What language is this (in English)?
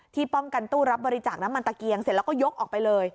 Thai